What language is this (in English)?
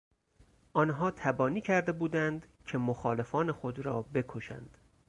Persian